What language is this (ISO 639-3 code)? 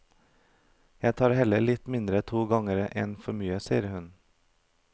nor